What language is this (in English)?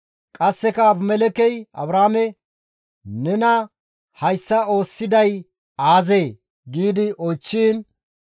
Gamo